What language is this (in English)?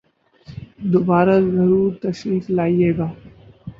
Urdu